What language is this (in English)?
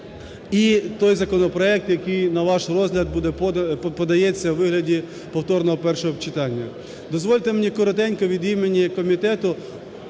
Ukrainian